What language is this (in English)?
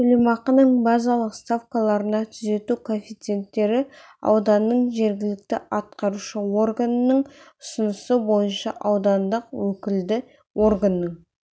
Kazakh